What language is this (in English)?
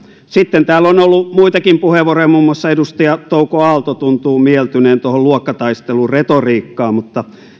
Finnish